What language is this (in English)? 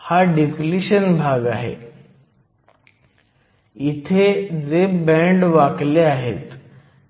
Marathi